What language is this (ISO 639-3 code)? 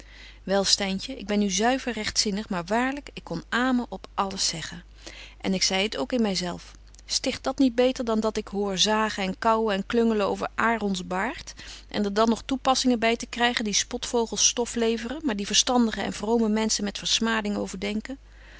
nld